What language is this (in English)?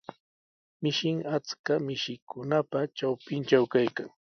Sihuas Ancash Quechua